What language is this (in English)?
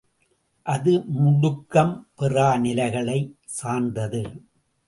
Tamil